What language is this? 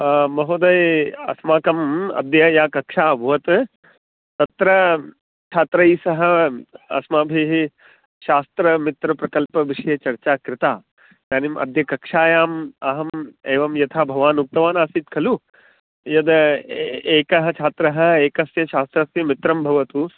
Sanskrit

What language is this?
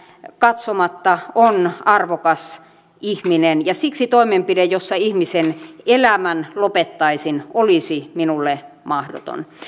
Finnish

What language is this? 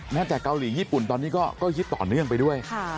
Thai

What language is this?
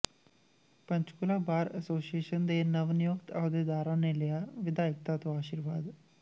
Punjabi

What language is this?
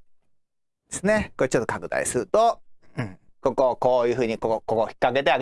Japanese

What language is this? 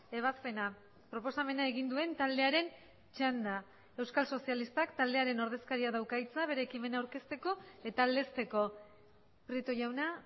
Basque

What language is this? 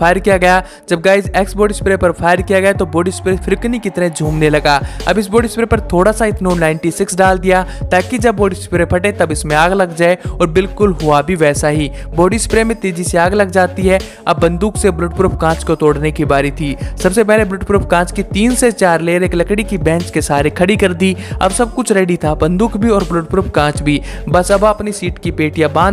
Hindi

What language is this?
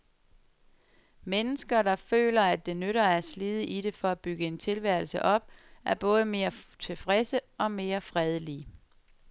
Danish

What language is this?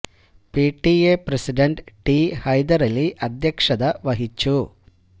Malayalam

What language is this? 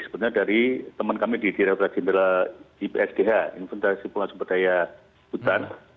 Indonesian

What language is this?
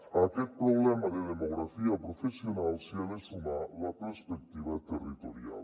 Catalan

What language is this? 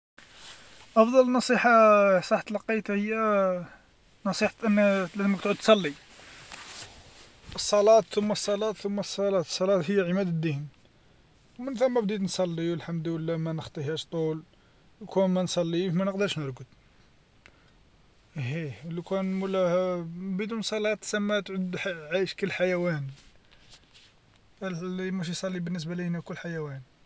Algerian Arabic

